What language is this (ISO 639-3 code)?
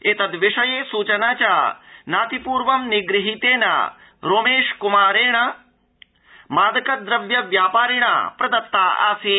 san